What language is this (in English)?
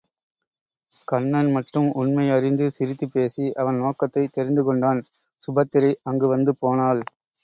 Tamil